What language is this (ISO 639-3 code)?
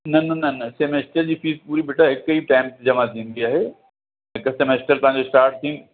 snd